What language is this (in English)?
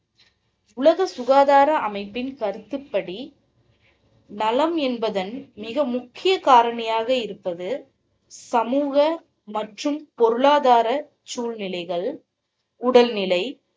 Tamil